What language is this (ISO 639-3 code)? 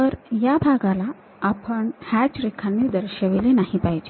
mar